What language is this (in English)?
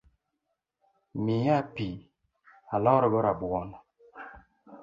Luo (Kenya and Tanzania)